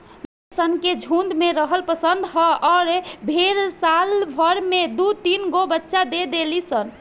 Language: Bhojpuri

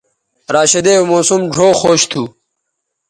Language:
Bateri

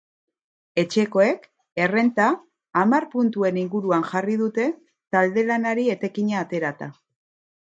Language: Basque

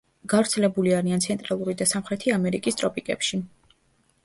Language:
Georgian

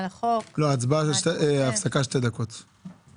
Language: Hebrew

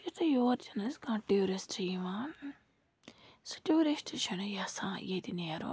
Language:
Kashmiri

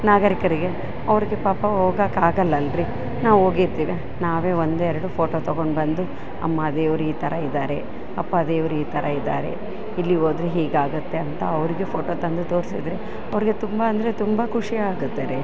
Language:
Kannada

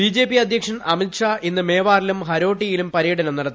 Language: Malayalam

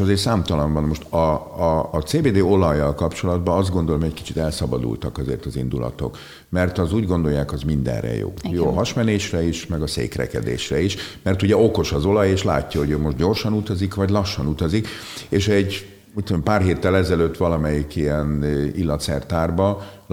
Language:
Hungarian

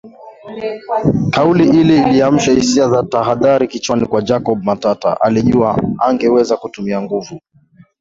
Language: Swahili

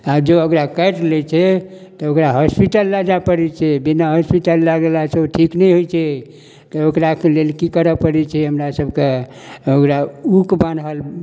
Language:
Maithili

